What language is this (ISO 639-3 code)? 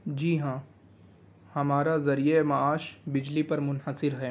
urd